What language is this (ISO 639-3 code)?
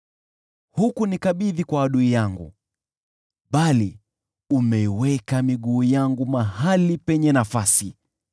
swa